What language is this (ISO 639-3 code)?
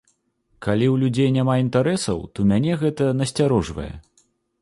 bel